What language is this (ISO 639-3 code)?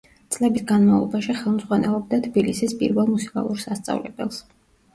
kat